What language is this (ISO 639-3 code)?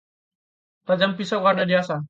ind